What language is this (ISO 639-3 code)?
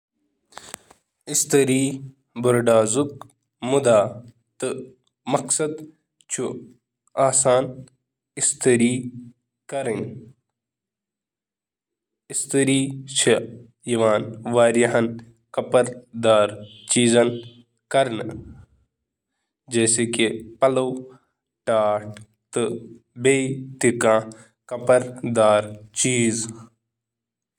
kas